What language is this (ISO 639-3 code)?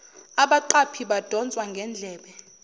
zul